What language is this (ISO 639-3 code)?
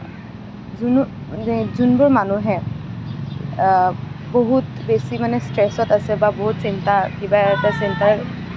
asm